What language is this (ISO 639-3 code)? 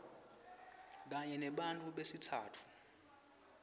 ssw